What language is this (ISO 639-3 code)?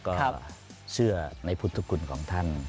tha